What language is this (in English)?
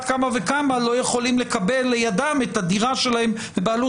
Hebrew